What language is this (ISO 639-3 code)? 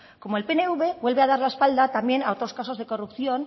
spa